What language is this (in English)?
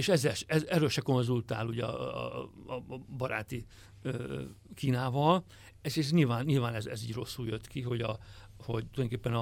Hungarian